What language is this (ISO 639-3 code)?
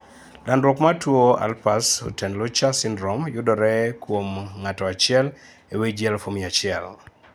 luo